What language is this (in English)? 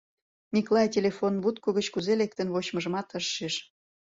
Mari